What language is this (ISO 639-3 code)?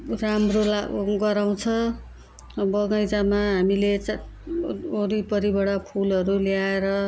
nep